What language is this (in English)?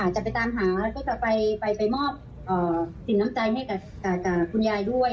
Thai